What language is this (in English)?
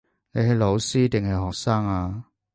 Cantonese